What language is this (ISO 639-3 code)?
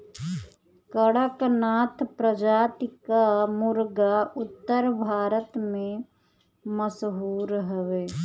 bho